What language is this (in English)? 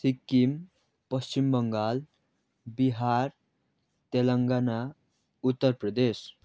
Nepali